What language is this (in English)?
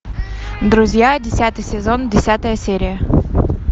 Russian